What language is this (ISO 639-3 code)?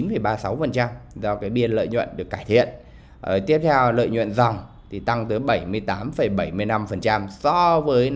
vie